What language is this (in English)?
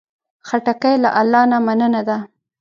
Pashto